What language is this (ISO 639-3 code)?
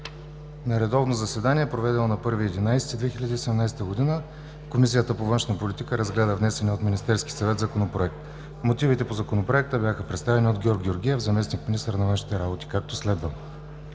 bul